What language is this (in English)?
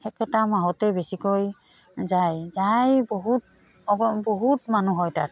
Assamese